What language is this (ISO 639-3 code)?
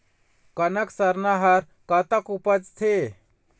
hne